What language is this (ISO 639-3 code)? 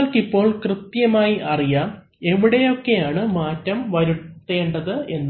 mal